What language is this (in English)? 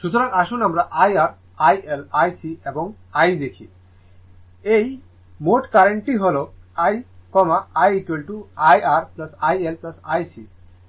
Bangla